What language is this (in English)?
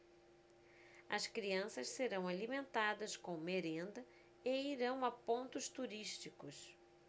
Portuguese